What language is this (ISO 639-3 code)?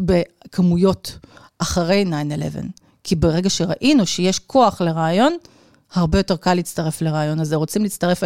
heb